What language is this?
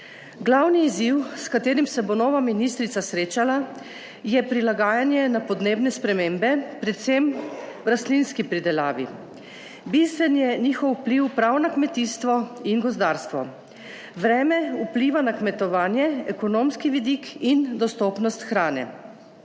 Slovenian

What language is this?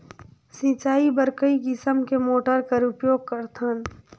Chhattisgarhi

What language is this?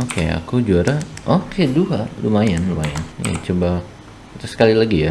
Indonesian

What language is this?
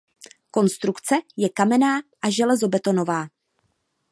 Czech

